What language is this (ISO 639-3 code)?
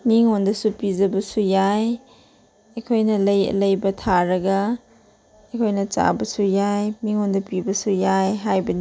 mni